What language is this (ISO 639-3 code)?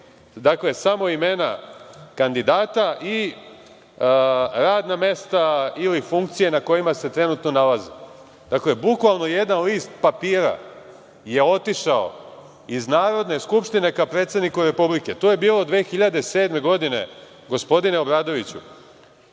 srp